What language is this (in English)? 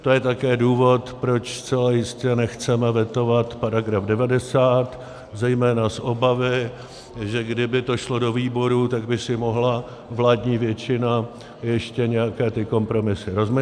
Czech